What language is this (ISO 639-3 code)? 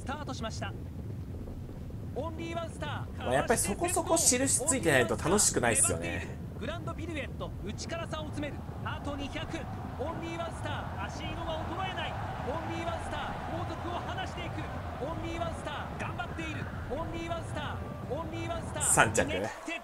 jpn